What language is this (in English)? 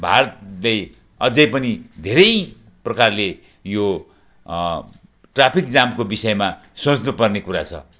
Nepali